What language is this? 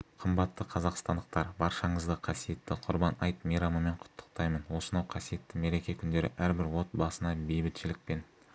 Kazakh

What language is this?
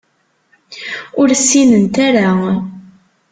Kabyle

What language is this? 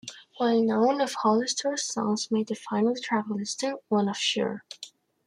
English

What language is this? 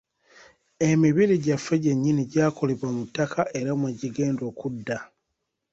Ganda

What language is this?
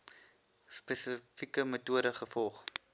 Afrikaans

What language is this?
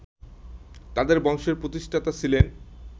Bangla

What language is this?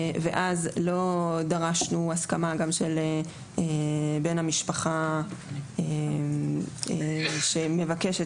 Hebrew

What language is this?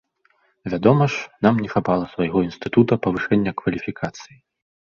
Belarusian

